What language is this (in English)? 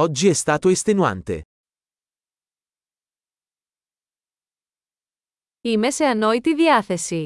Greek